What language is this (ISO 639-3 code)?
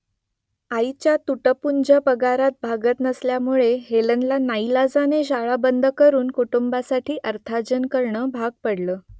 mar